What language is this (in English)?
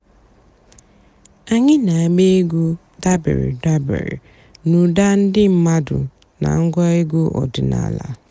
Igbo